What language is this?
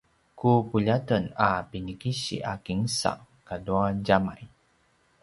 Paiwan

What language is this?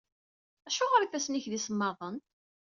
Kabyle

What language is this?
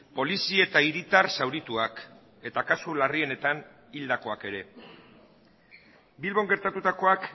Basque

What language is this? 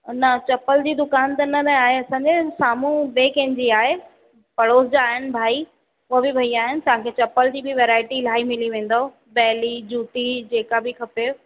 Sindhi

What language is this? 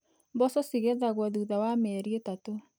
Kikuyu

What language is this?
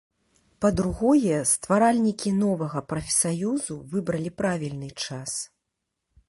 Belarusian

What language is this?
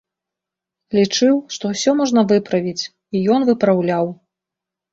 Belarusian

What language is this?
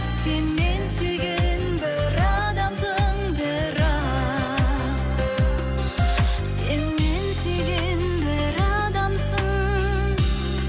Kazakh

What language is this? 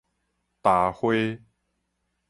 Min Nan Chinese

